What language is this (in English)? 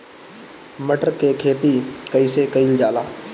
Bhojpuri